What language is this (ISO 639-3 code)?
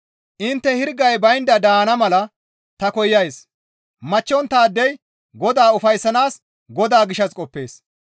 gmv